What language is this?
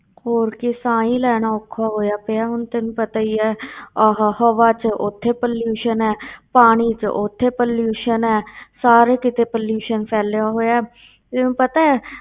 Punjabi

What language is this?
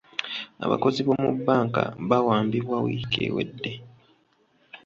Ganda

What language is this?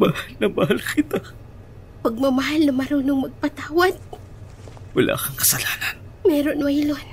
Filipino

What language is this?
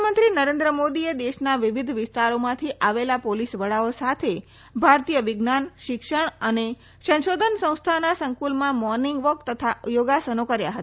Gujarati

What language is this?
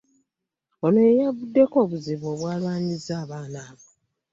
Ganda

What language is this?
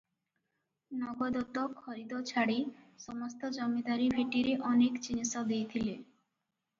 Odia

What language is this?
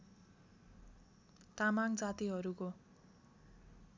Nepali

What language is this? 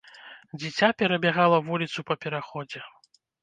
Belarusian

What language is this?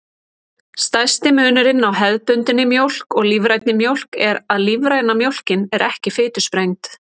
Icelandic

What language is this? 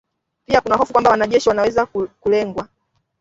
Swahili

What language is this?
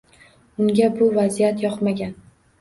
Uzbek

